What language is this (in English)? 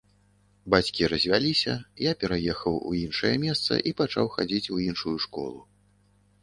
Belarusian